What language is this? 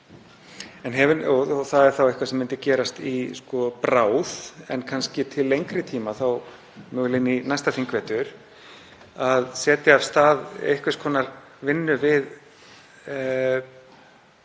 Icelandic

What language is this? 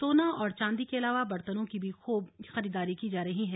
Hindi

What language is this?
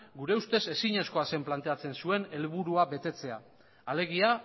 Basque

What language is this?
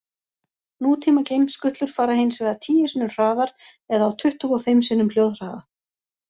Icelandic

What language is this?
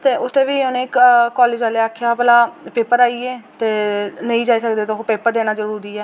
Dogri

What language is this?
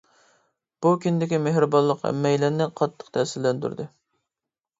Uyghur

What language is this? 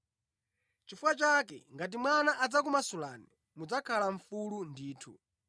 Nyanja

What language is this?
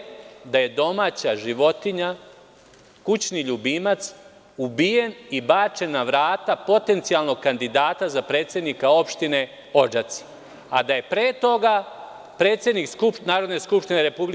Serbian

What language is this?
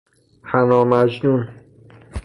Persian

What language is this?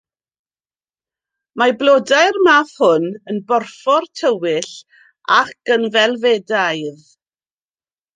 Welsh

